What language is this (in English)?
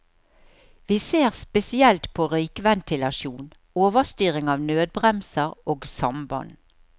Norwegian